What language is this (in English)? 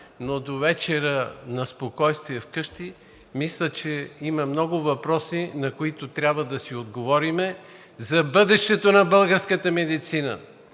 Bulgarian